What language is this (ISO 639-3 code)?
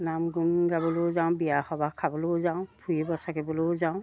asm